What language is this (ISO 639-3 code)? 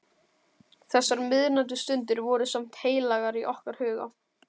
isl